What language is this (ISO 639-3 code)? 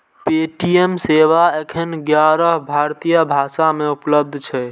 mai